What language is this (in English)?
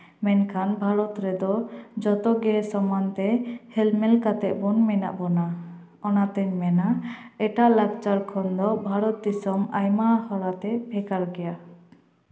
Santali